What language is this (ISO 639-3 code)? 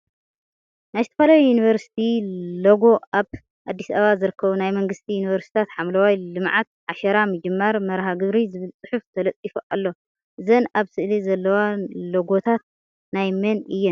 tir